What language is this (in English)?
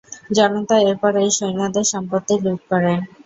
Bangla